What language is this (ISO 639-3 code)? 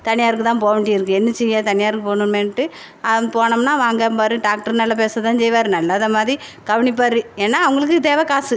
tam